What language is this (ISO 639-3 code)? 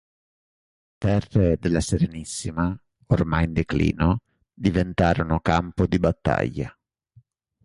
ita